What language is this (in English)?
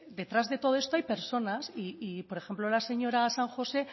Spanish